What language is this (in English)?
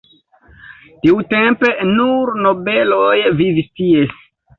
Esperanto